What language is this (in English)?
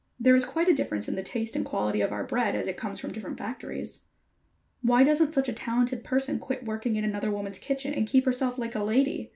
English